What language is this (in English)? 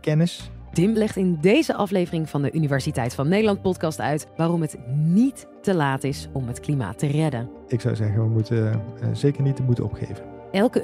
Dutch